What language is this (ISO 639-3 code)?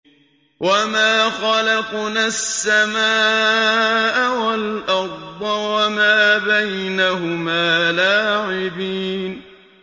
ara